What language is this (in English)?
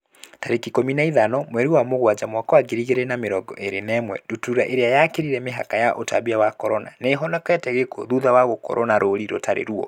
Kikuyu